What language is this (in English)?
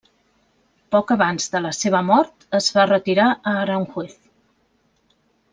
Catalan